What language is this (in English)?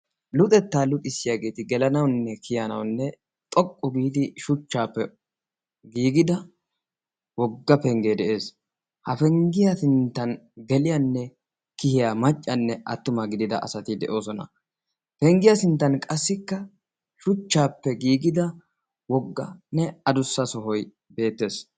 Wolaytta